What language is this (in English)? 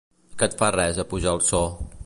Catalan